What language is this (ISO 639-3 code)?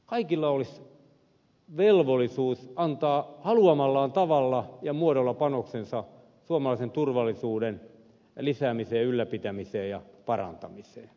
fin